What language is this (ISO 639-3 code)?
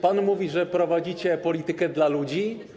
pol